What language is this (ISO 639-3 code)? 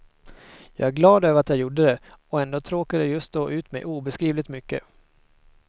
swe